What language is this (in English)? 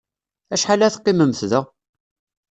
Kabyle